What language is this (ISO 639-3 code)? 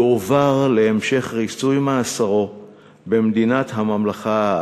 heb